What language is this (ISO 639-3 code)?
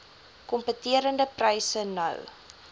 afr